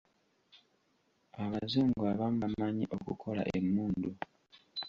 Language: Ganda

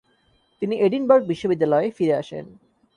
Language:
Bangla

